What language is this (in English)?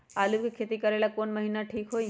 Magahi